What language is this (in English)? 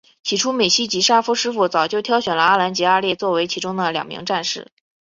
Chinese